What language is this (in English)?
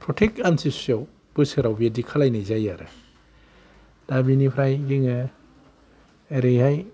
Bodo